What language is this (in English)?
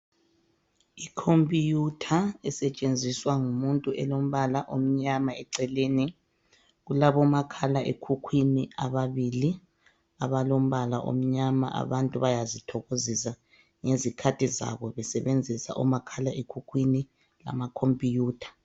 North Ndebele